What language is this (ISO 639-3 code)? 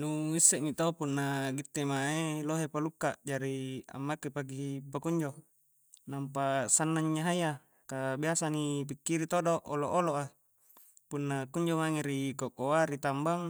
kjc